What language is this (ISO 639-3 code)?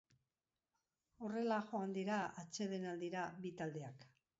eus